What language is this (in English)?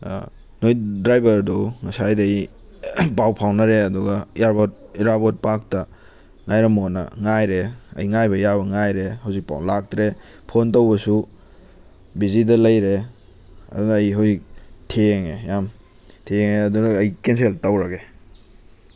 Manipuri